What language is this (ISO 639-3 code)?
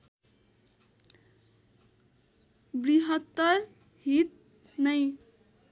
nep